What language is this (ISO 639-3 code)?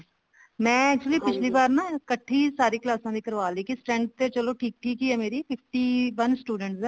pan